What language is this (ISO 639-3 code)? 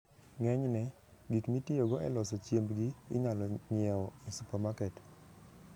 luo